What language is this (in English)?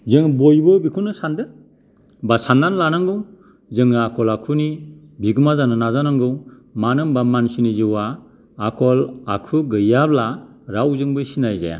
Bodo